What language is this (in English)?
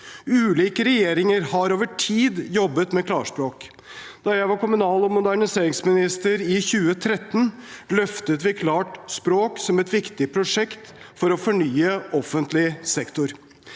Norwegian